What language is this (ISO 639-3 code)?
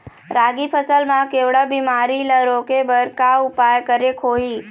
hne